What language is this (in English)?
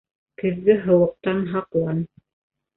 Bashkir